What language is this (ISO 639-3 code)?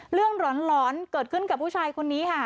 tha